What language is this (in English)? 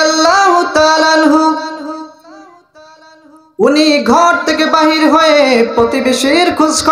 Arabic